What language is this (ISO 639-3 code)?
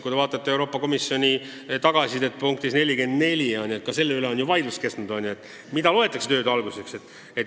est